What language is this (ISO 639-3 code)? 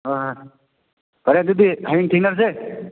mni